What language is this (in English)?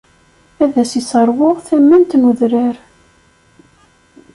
Kabyle